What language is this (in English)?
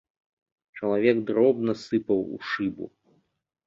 Belarusian